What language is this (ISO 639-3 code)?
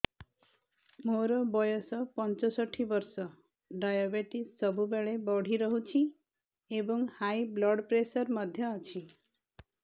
ori